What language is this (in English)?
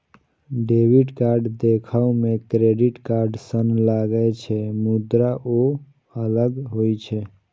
Maithili